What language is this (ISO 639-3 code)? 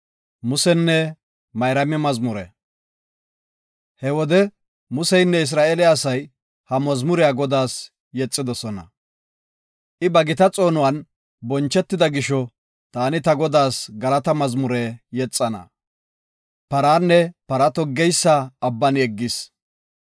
gof